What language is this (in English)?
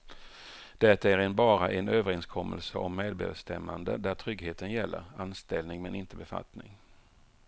Swedish